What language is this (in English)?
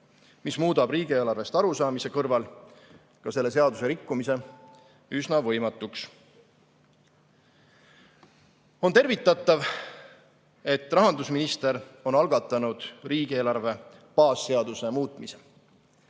Estonian